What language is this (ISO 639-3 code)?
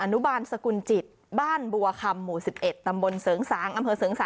tha